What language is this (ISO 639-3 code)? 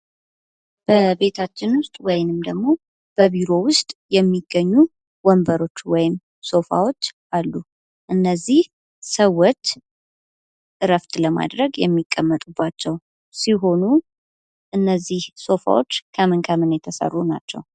amh